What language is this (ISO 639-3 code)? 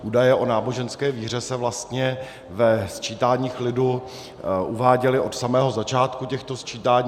ces